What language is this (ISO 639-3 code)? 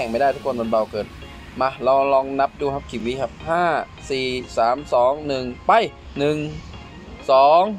tha